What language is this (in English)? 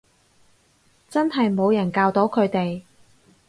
Cantonese